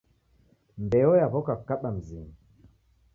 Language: Taita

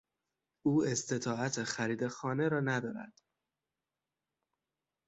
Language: Persian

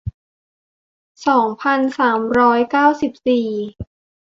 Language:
Thai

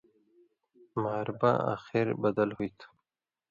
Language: Indus Kohistani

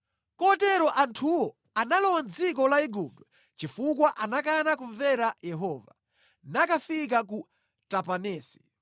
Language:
Nyanja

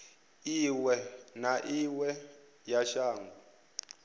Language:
Venda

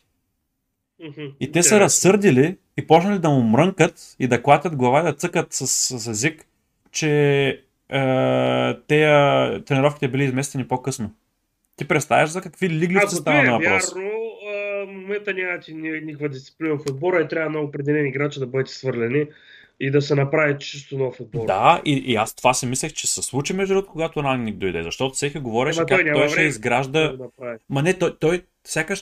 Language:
Bulgarian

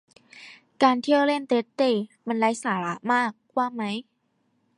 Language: Thai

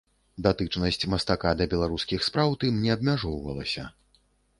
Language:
Belarusian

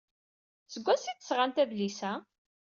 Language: Kabyle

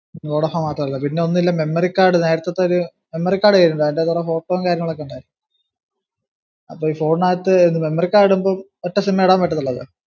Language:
Malayalam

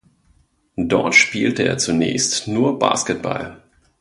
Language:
German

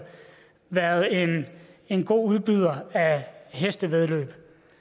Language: Danish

